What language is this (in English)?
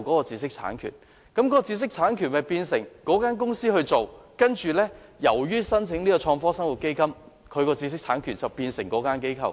Cantonese